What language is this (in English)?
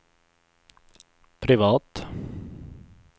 Swedish